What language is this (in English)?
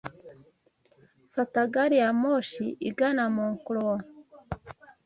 Kinyarwanda